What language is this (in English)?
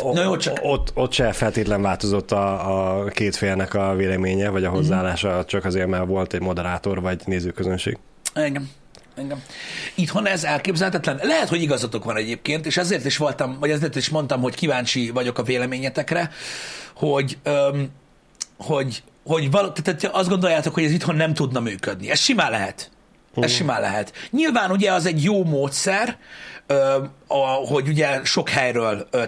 Hungarian